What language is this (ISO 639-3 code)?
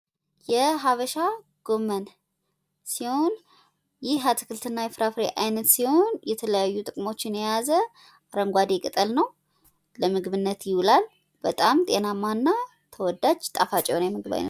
amh